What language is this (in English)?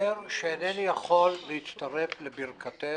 Hebrew